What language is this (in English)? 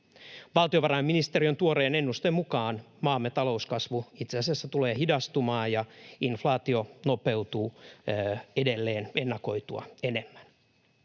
Finnish